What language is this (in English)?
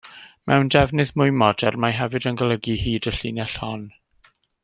Welsh